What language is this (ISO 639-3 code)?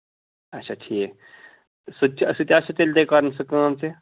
kas